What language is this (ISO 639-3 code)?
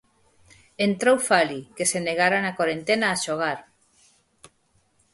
glg